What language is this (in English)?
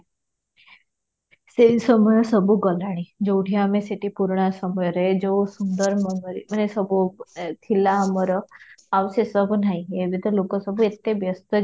Odia